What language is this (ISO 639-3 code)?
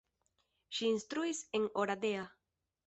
epo